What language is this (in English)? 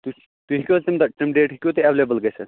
Kashmiri